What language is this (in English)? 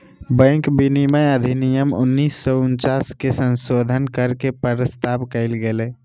Magahi